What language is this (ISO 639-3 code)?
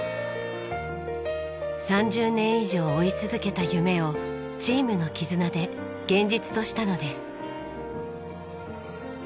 jpn